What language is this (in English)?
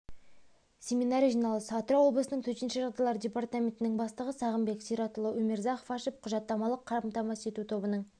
Kazakh